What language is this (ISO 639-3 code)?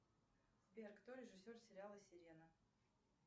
rus